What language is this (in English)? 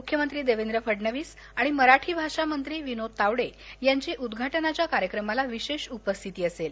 Marathi